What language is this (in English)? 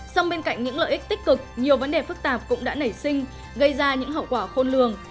Vietnamese